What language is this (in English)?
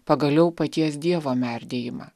Lithuanian